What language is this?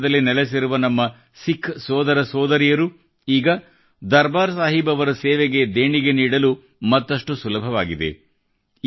Kannada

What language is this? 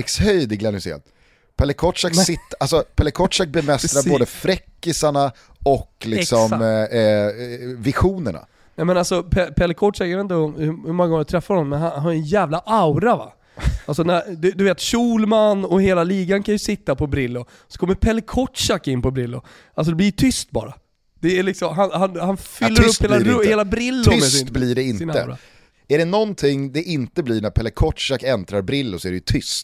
Swedish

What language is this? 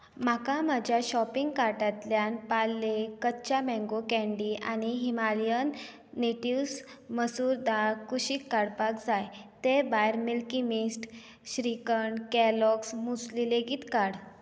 Konkani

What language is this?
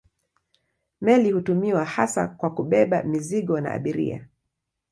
Swahili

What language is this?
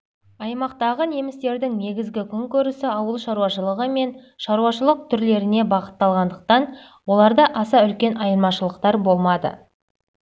Kazakh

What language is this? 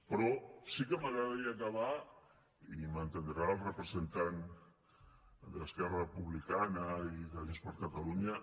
Catalan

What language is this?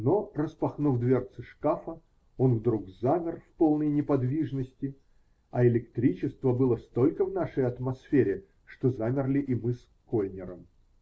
Russian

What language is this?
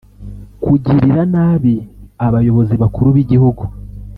Kinyarwanda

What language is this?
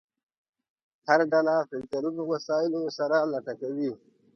Pashto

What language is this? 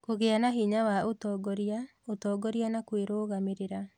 Kikuyu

